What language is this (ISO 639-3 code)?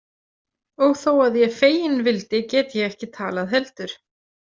isl